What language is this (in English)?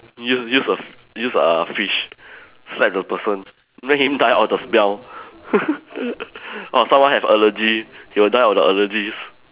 English